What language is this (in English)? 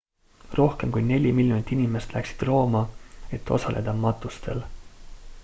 Estonian